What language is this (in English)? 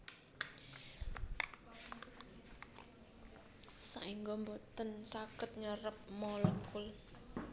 Javanese